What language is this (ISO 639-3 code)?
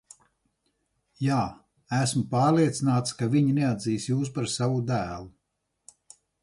lav